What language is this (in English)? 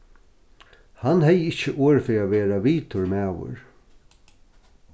Faroese